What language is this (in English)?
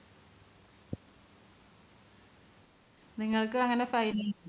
Malayalam